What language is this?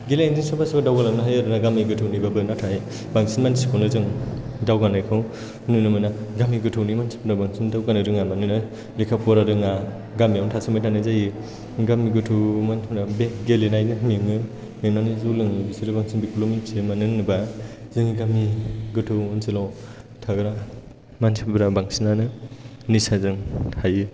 Bodo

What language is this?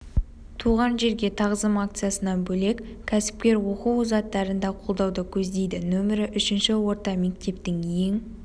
Kazakh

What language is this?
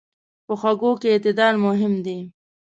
Pashto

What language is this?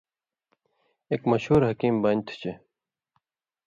Indus Kohistani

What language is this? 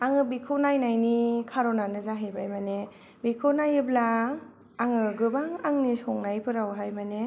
Bodo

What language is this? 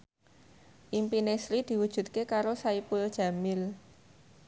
Javanese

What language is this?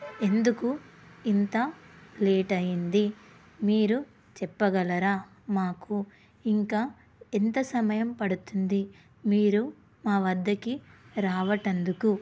Telugu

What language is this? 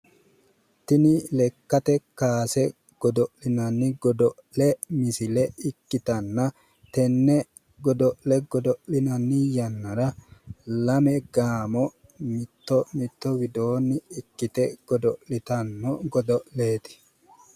Sidamo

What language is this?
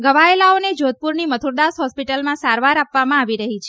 Gujarati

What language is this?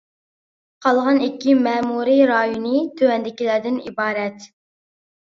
Uyghur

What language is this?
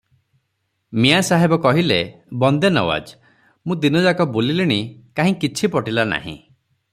Odia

